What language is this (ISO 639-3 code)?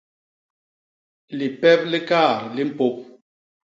bas